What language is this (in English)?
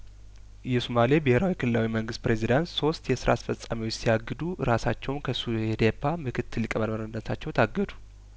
Amharic